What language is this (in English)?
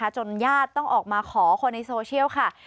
Thai